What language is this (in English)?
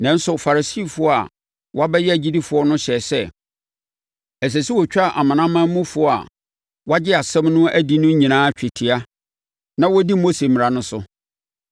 Akan